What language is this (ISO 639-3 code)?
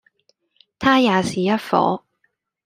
yue